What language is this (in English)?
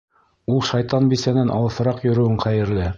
Bashkir